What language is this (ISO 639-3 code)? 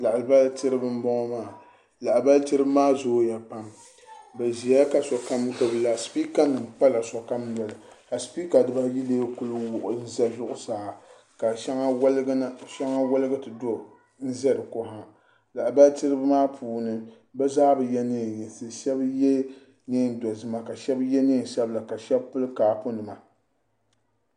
dag